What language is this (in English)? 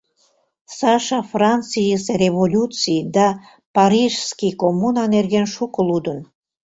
Mari